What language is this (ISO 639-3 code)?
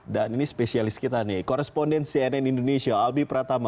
ind